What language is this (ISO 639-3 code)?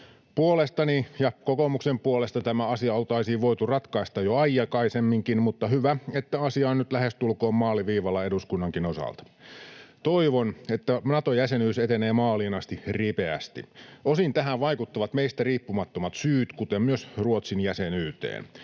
fin